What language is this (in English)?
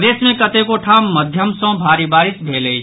Maithili